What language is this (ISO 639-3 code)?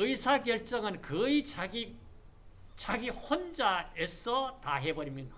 kor